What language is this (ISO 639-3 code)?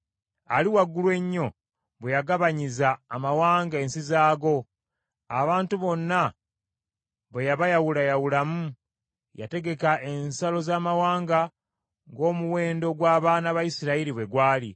lug